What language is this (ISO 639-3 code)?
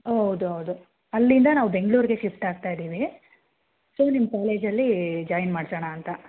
kan